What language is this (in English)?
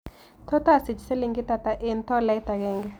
Kalenjin